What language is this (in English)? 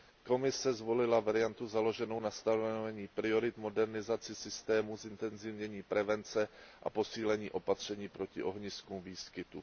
Czech